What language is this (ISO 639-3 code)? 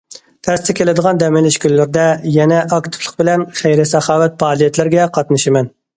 uig